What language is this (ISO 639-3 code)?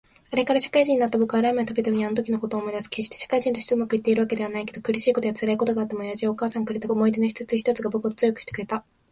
jpn